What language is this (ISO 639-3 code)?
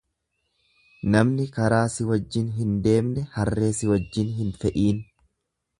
orm